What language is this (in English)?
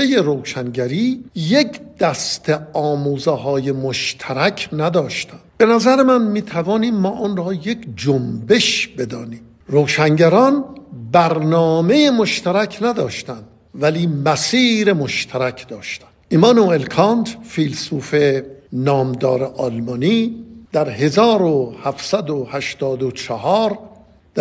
Persian